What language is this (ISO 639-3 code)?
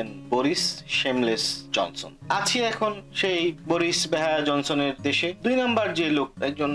ben